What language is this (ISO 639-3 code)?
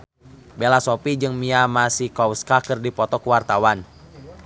sun